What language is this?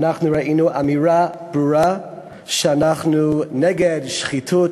Hebrew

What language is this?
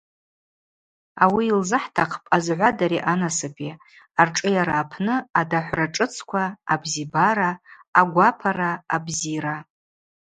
Abaza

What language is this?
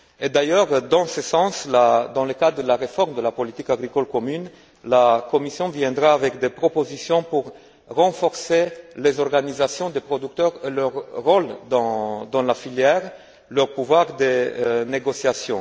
French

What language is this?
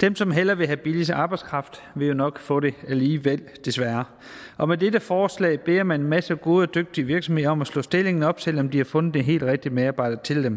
Danish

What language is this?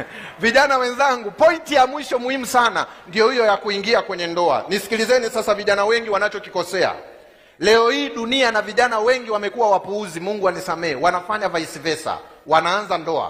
Swahili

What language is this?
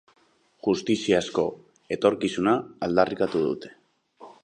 Basque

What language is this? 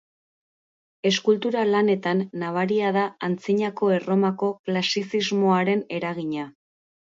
Basque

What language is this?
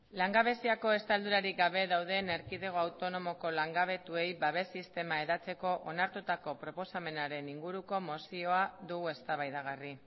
Basque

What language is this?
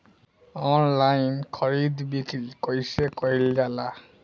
Bhojpuri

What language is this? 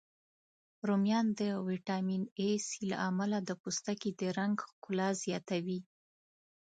Pashto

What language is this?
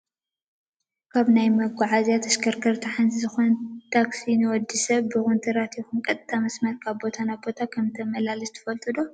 Tigrinya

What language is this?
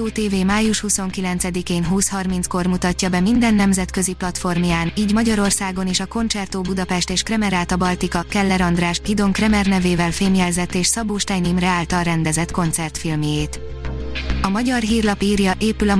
Hungarian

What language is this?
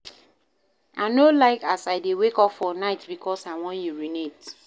Nigerian Pidgin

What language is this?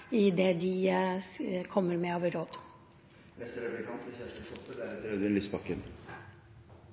Norwegian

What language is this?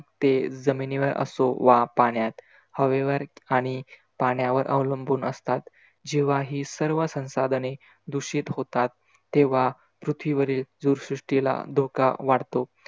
Marathi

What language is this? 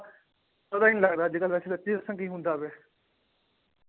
Punjabi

